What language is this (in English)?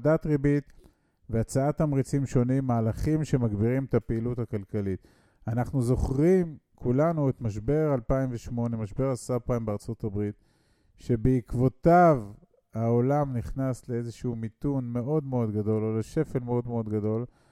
Hebrew